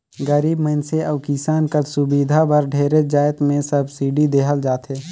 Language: Chhattisgarhi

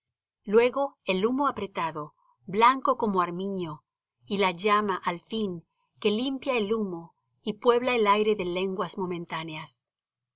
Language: Spanish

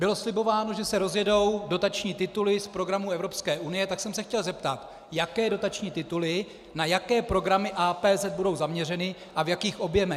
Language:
Czech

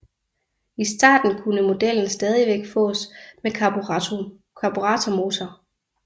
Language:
Danish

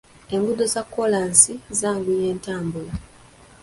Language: Ganda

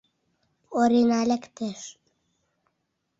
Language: Mari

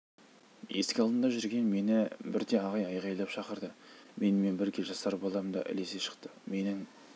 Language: Kazakh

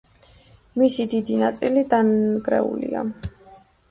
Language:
Georgian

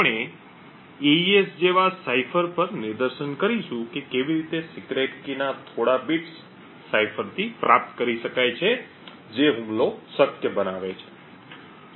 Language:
Gujarati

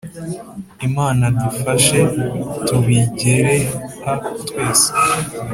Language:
Kinyarwanda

